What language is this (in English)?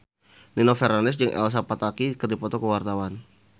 Sundanese